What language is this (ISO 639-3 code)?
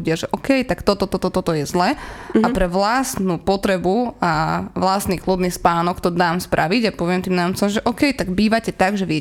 slk